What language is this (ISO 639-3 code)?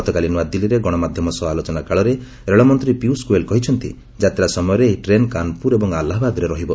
ori